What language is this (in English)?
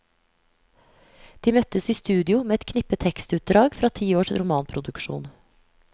Norwegian